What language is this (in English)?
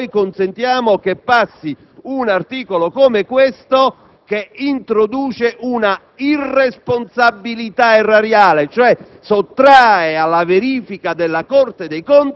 Italian